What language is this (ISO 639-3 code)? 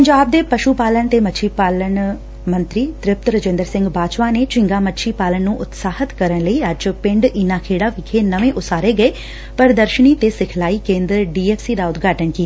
pan